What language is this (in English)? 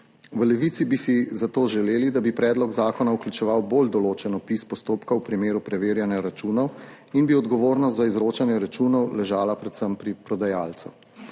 Slovenian